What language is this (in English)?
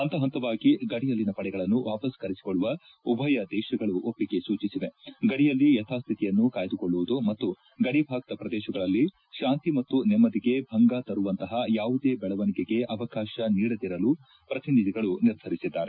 Kannada